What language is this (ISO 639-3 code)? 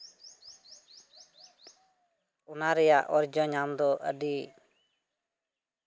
sat